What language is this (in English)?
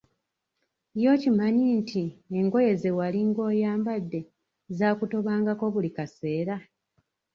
Ganda